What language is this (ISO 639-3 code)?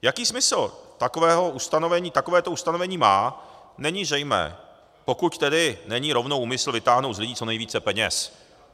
ces